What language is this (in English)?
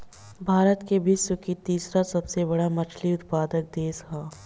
Bhojpuri